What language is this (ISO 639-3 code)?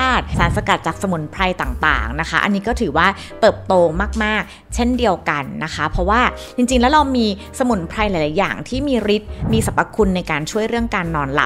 tha